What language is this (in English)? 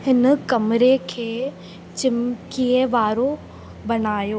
Sindhi